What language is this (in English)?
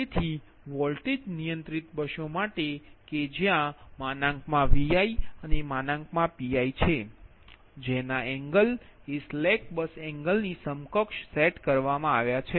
Gujarati